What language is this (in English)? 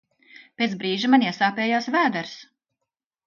Latvian